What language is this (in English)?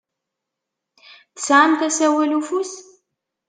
Kabyle